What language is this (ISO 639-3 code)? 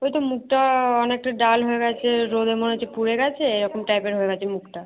ben